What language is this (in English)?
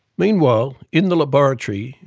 English